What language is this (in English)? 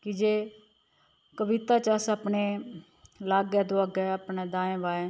Dogri